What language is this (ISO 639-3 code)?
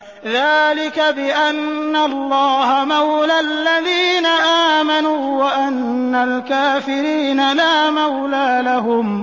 ara